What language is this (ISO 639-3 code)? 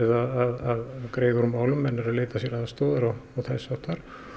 isl